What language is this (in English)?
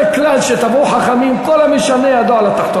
Hebrew